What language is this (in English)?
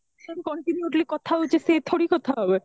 Odia